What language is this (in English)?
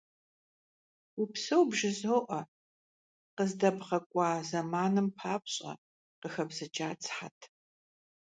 Kabardian